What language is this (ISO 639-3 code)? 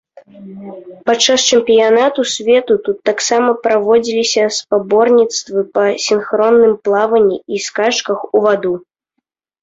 bel